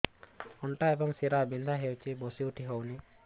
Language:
Odia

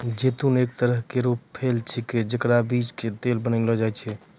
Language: Maithili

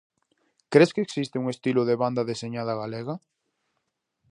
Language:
Galician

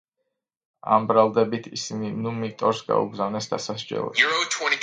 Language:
Georgian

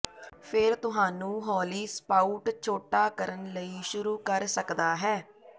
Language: Punjabi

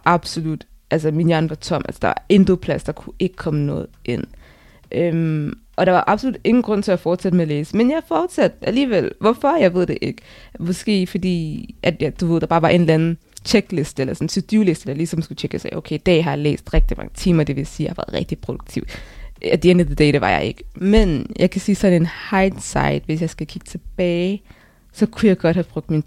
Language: Danish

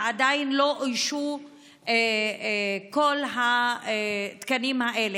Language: Hebrew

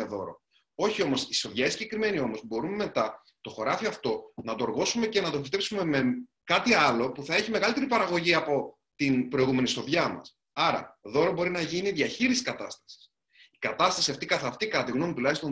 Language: Greek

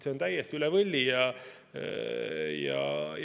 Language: Estonian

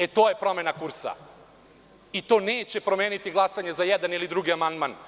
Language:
Serbian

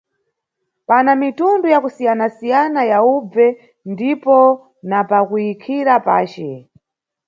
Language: Nyungwe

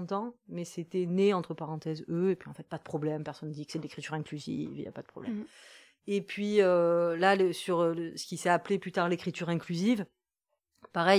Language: French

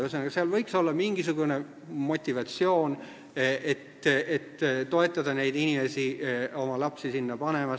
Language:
Estonian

